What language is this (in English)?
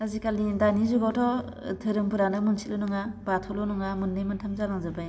Bodo